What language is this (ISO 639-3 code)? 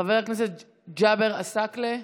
heb